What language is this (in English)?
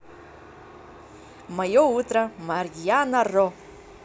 Russian